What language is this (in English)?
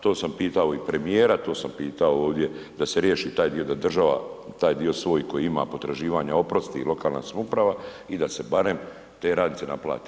Croatian